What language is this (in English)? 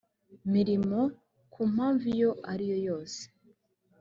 Kinyarwanda